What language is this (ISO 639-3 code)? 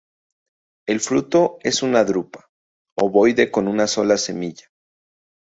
spa